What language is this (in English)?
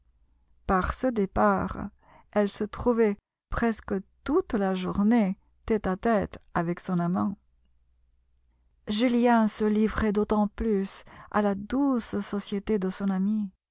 French